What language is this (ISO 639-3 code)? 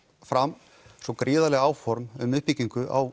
isl